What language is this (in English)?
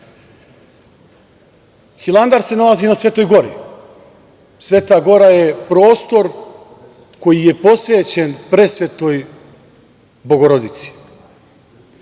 Serbian